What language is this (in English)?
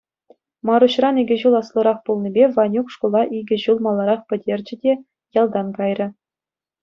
Chuvash